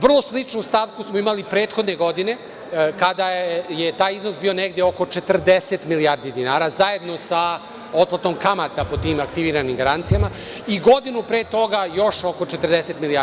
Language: Serbian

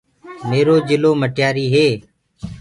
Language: Gurgula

